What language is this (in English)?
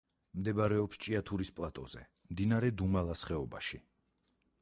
Georgian